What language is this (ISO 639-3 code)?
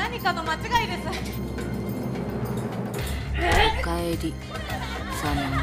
jpn